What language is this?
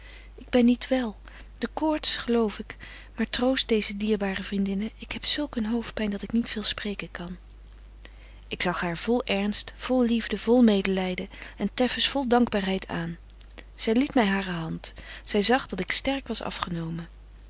Dutch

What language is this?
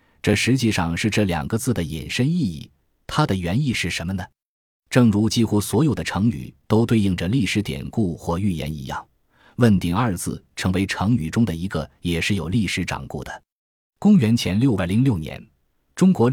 Chinese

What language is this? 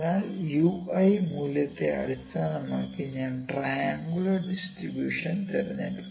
Malayalam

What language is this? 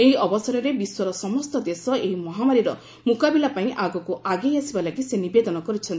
Odia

